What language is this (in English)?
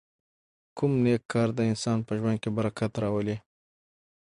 Pashto